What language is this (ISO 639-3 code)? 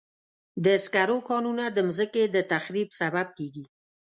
pus